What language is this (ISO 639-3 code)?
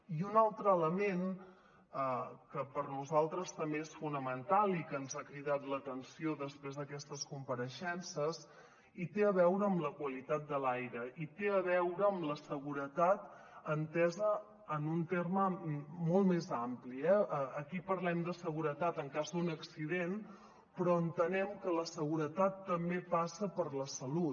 cat